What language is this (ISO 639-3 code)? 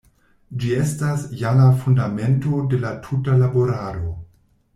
epo